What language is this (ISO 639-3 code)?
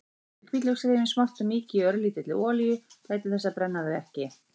isl